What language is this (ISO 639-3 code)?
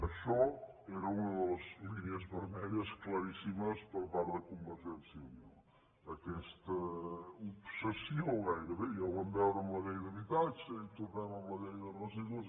cat